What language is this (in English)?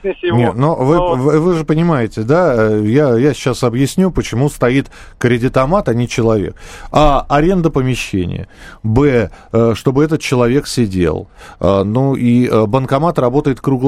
Russian